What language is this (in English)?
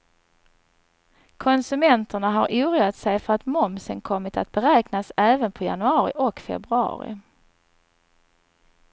Swedish